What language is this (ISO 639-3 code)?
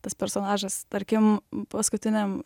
lit